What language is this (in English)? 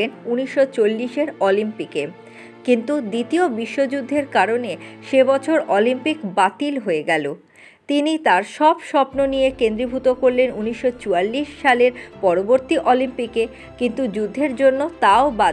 Bangla